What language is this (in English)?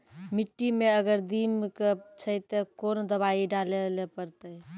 Maithili